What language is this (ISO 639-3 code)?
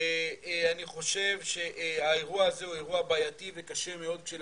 heb